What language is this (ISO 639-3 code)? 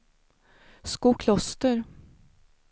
swe